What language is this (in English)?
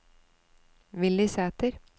Norwegian